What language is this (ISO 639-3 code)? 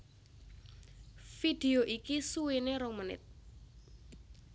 jav